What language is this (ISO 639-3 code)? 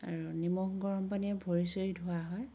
asm